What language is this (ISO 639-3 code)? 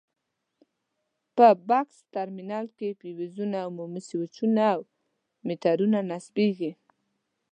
pus